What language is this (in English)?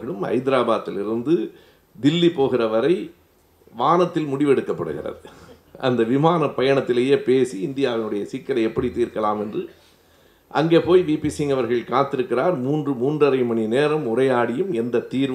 Tamil